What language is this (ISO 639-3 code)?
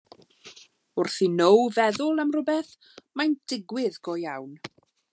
cym